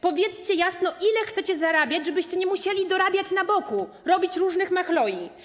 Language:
Polish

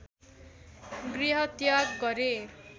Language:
Nepali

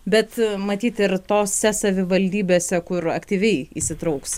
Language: Lithuanian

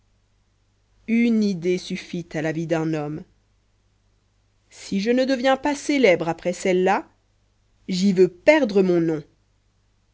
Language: French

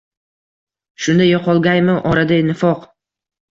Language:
Uzbek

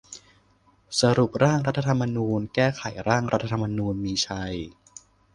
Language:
Thai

